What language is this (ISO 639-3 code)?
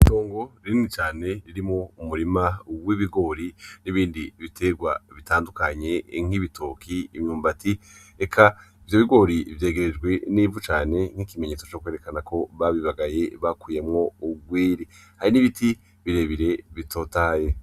run